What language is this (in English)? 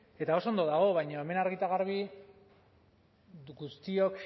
Basque